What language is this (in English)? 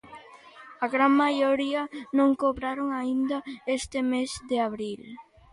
Galician